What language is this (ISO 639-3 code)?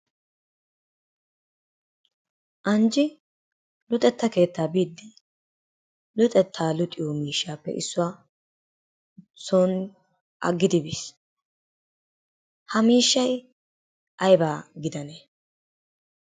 wal